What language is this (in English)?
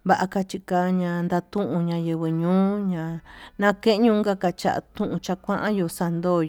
Tututepec Mixtec